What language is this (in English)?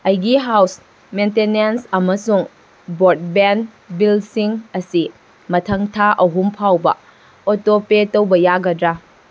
Manipuri